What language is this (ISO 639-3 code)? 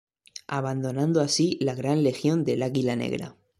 spa